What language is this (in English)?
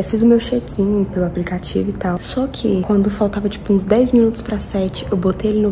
Portuguese